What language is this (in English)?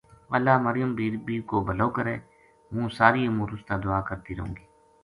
Gujari